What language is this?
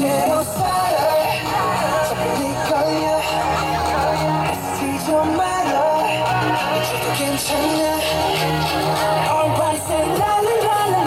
Korean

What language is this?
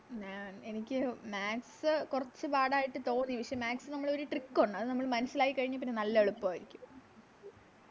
Malayalam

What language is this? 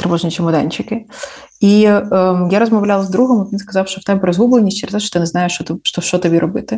Ukrainian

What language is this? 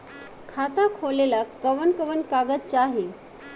Bhojpuri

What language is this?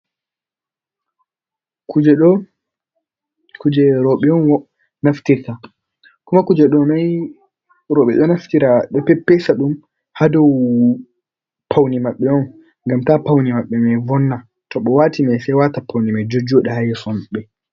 Fula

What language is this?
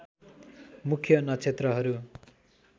Nepali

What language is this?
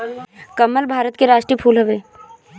Bhojpuri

